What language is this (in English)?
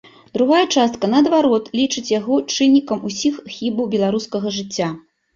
Belarusian